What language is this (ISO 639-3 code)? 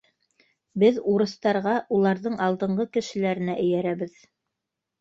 bak